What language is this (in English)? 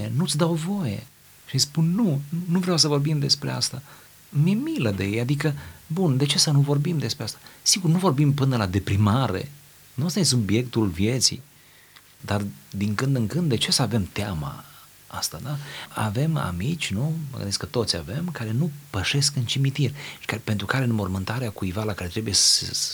Romanian